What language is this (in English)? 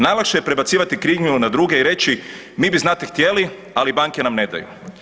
Croatian